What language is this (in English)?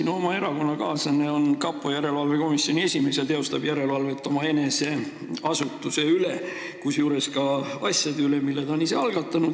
Estonian